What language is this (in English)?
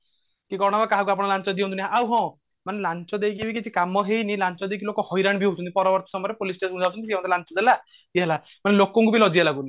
Odia